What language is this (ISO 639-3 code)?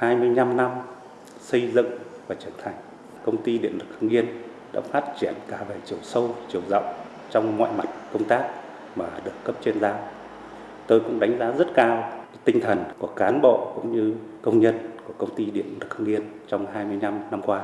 vie